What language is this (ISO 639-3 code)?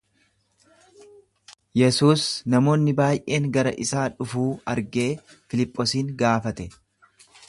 orm